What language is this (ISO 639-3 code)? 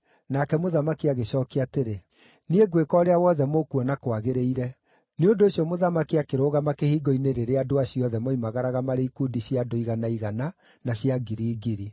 kik